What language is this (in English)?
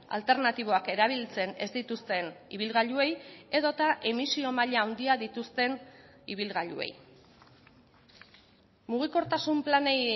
Basque